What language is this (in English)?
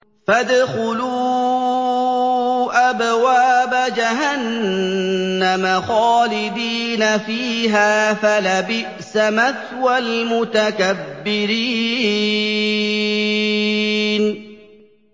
Arabic